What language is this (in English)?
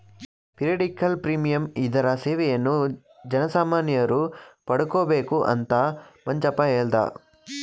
Kannada